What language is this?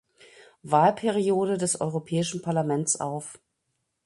German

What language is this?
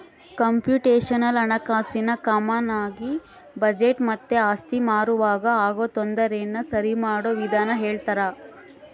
Kannada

